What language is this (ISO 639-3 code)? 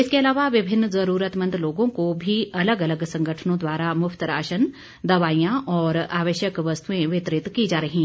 hin